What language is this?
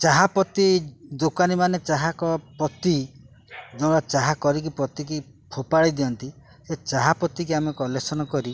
Odia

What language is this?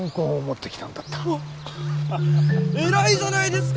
Japanese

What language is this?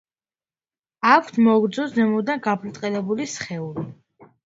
Georgian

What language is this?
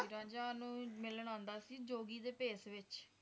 Punjabi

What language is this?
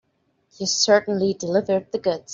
English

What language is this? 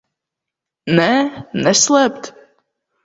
Latvian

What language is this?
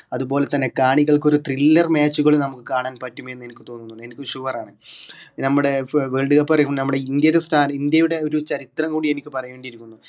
Malayalam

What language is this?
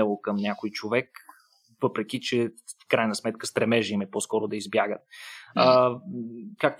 Bulgarian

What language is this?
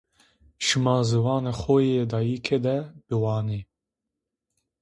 Zaza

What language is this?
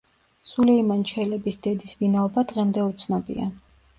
Georgian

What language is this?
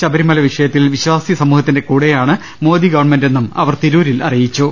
Malayalam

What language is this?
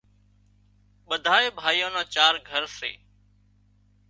Wadiyara Koli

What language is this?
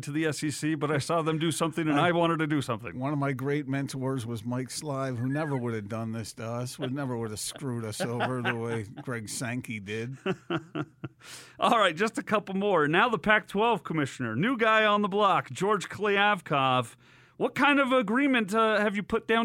English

